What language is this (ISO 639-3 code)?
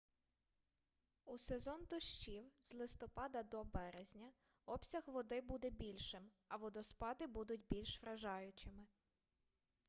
ukr